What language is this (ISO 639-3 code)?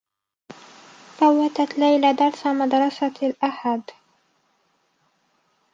ara